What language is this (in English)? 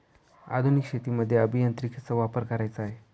Marathi